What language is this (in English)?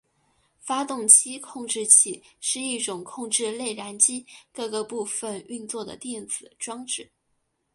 Chinese